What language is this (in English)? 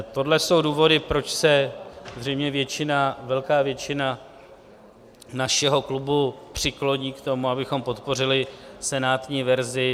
Czech